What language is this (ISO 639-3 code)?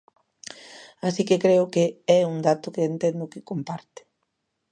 glg